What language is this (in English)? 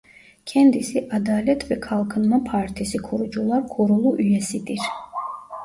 Turkish